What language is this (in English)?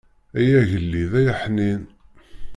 Kabyle